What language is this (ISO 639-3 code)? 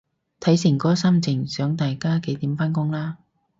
yue